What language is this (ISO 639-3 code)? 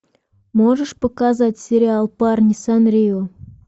rus